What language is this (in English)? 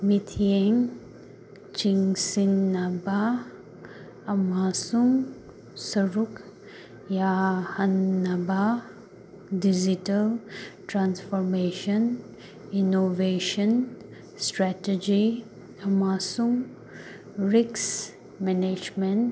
Manipuri